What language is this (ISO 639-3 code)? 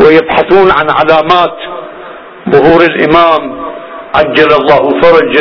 ara